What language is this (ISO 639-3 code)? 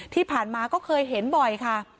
tha